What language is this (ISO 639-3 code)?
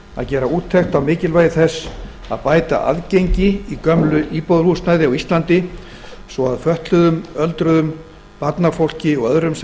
isl